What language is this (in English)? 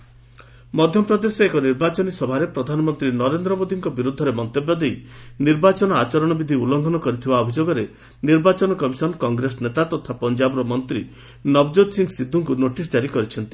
Odia